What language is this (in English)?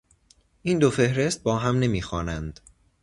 Persian